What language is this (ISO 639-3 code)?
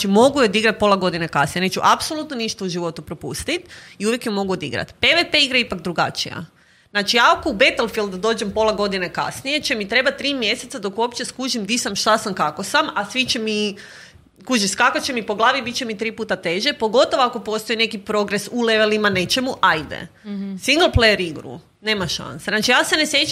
hrv